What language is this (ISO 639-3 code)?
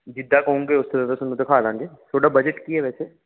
pan